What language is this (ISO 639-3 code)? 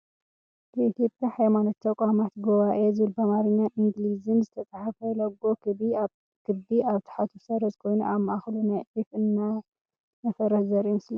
tir